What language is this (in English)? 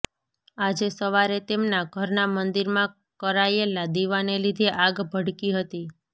Gujarati